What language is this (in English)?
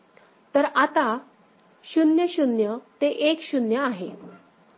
Marathi